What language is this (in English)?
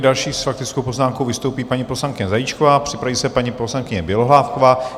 Czech